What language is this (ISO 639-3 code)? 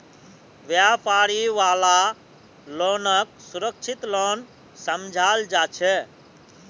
mag